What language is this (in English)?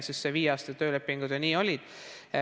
Estonian